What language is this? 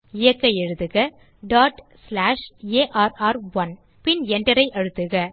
Tamil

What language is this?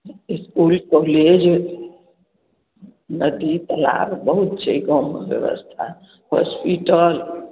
Maithili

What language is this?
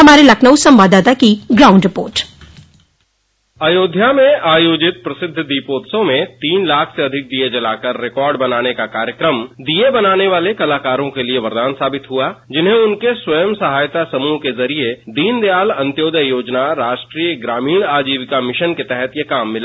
Hindi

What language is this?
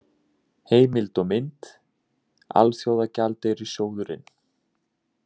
Icelandic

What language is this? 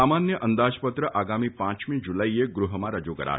Gujarati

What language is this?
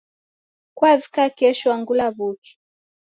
Taita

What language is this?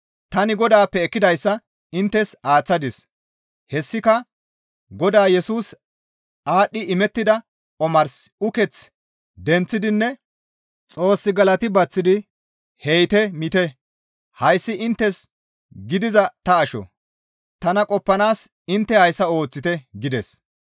Gamo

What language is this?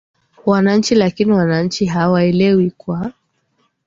Swahili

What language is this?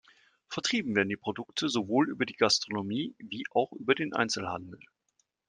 German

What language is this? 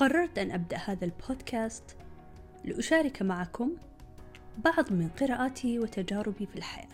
Arabic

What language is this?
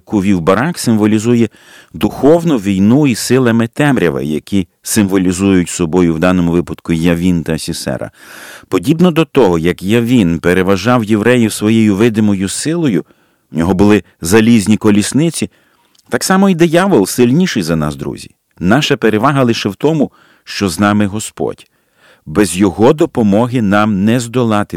Ukrainian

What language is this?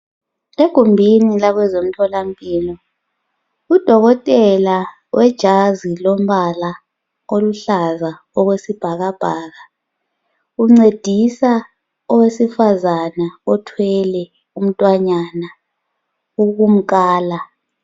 North Ndebele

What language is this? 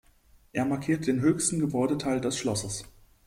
German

